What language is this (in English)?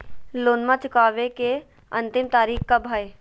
Magahi